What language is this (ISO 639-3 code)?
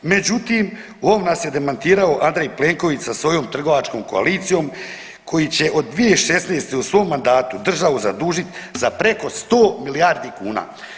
hrv